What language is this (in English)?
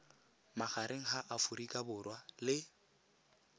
Tswana